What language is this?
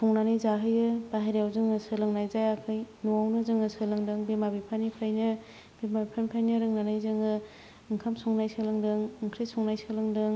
Bodo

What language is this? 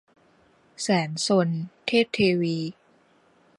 Thai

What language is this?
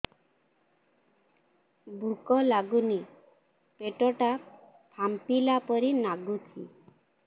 Odia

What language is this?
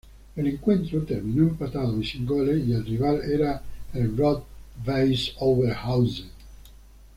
Spanish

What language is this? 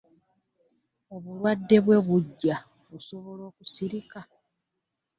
Ganda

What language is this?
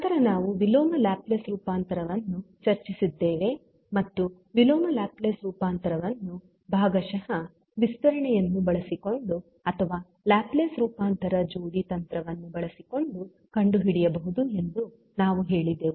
Kannada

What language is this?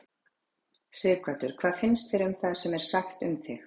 Icelandic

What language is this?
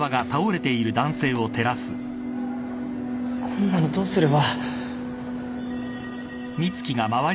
Japanese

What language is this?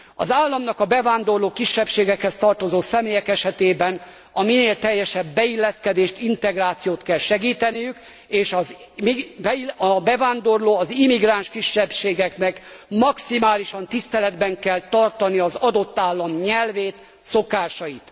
Hungarian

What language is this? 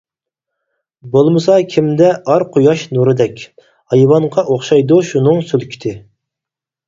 Uyghur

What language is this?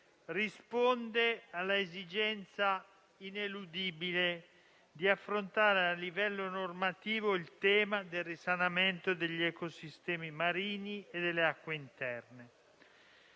Italian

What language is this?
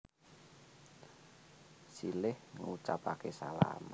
Javanese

